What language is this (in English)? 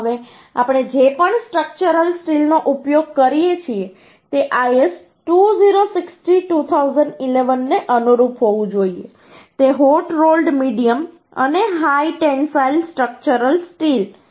Gujarati